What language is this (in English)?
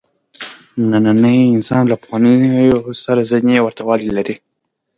Pashto